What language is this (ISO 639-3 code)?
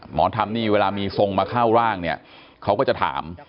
tha